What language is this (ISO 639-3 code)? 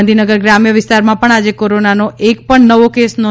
guj